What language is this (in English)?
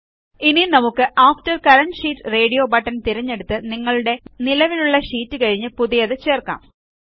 Malayalam